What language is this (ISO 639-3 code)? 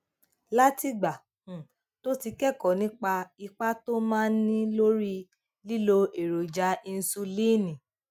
yor